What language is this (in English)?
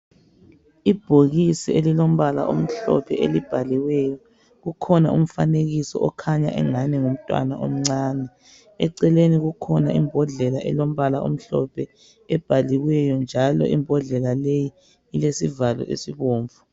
North Ndebele